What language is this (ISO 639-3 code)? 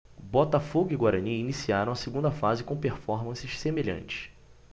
por